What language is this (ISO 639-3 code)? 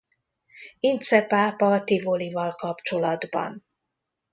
hun